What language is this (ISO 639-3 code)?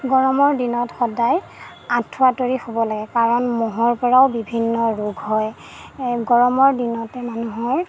asm